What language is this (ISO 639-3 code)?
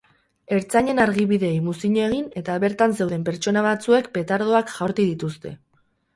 eus